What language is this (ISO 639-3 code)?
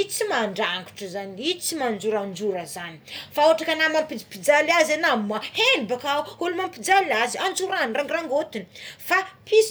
xmw